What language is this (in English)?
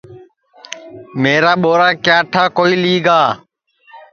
Sansi